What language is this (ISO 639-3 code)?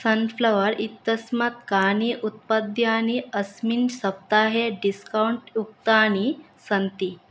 san